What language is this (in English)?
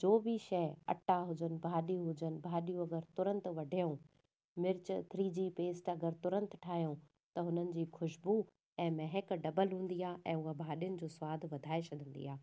Sindhi